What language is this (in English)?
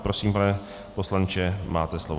Czech